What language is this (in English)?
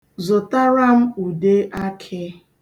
Igbo